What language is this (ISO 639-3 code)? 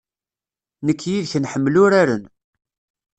kab